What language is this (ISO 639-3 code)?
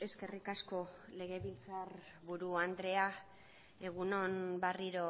eus